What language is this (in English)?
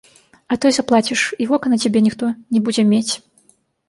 Belarusian